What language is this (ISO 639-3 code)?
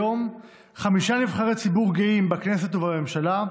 heb